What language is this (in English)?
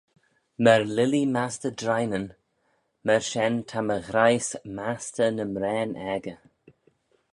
Manx